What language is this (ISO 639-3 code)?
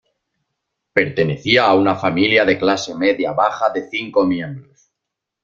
spa